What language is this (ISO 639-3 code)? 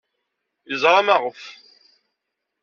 kab